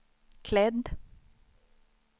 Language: Swedish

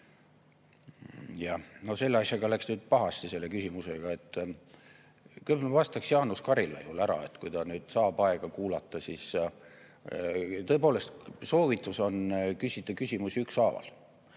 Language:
Estonian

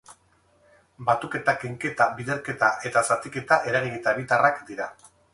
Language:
Basque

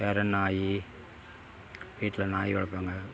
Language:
Tamil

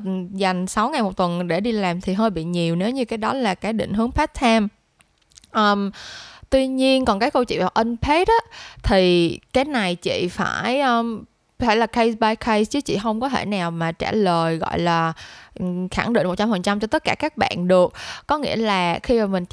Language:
Vietnamese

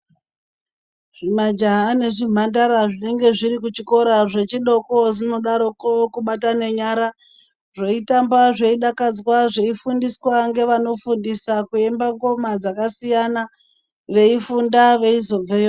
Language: Ndau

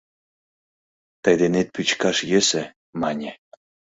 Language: Mari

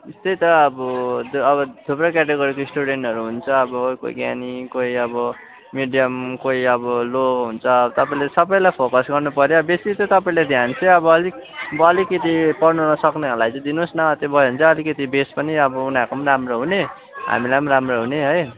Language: Nepali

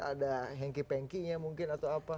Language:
Indonesian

